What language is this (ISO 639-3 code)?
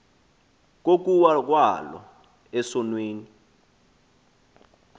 xho